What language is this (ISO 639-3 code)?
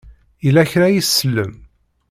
kab